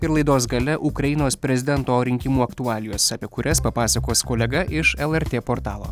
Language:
Lithuanian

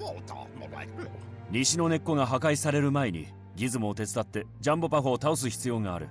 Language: Japanese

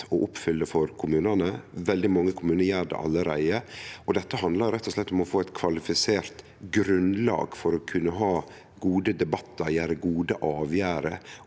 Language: Norwegian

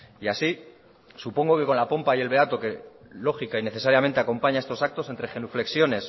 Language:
Spanish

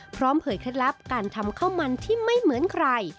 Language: Thai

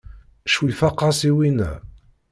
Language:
Kabyle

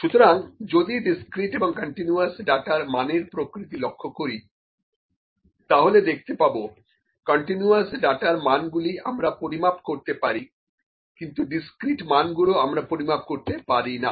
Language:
Bangla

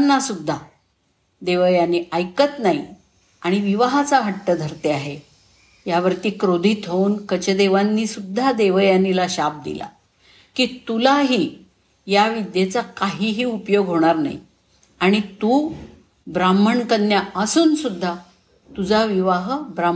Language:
Marathi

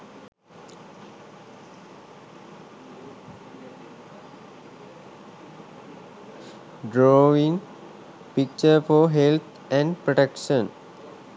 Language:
Sinhala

